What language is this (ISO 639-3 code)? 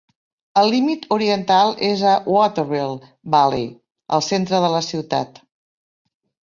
cat